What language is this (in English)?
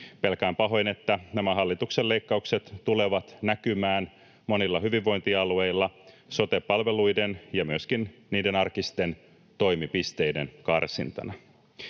Finnish